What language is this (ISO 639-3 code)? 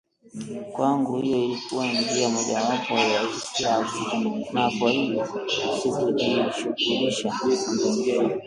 swa